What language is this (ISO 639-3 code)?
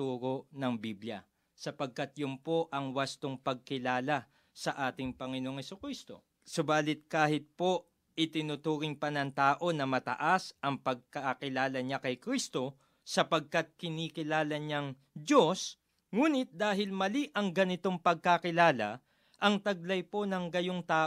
fil